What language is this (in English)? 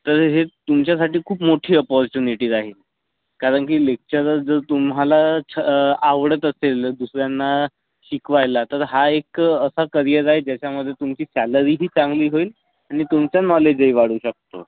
Marathi